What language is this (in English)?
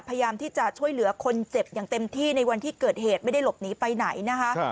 Thai